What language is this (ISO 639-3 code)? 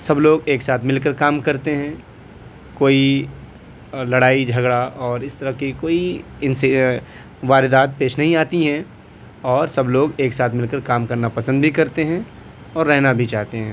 urd